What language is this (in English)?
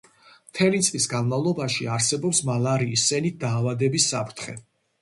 Georgian